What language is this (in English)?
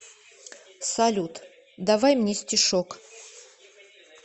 Russian